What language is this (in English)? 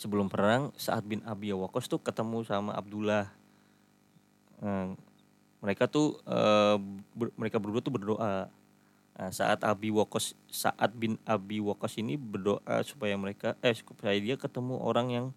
Indonesian